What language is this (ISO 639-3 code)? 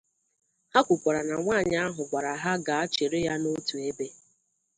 ibo